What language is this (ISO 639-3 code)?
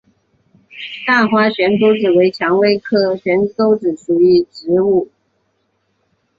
zho